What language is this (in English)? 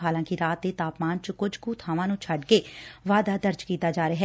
Punjabi